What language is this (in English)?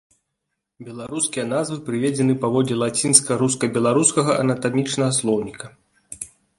Belarusian